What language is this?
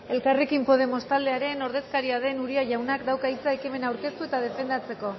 Basque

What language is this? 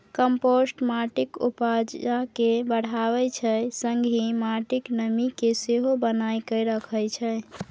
Maithili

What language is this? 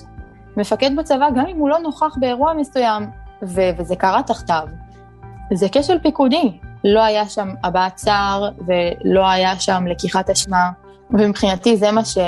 Hebrew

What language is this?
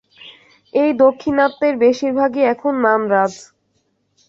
Bangla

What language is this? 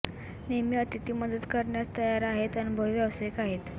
Marathi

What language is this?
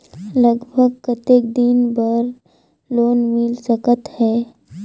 Chhattisgarhi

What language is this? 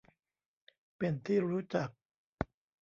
Thai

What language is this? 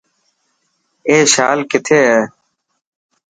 Dhatki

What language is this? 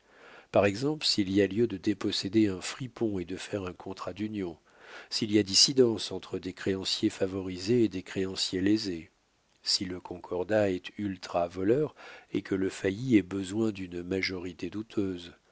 French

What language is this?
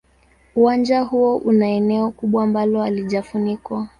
Swahili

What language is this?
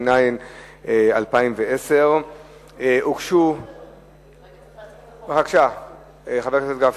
Hebrew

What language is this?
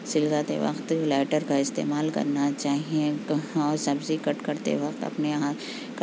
Urdu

